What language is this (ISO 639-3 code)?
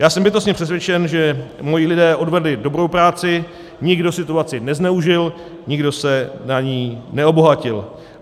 ces